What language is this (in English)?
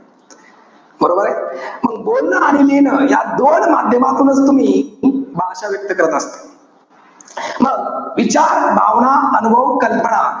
Marathi